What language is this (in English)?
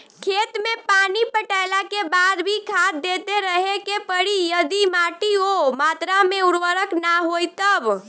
Bhojpuri